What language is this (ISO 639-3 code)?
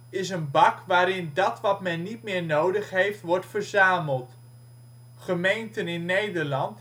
nld